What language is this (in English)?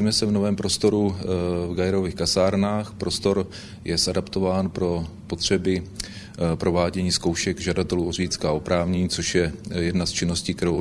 Czech